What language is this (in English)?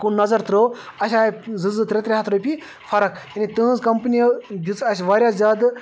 Kashmiri